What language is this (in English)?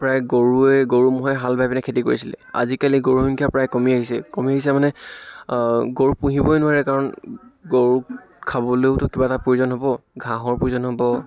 Assamese